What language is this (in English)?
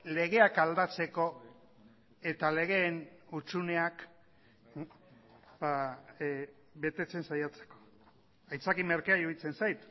Basque